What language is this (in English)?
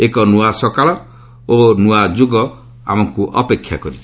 Odia